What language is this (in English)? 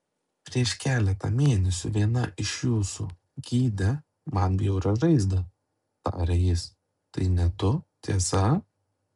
Lithuanian